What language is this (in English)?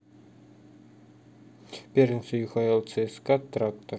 Russian